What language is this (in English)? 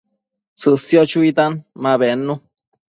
Matsés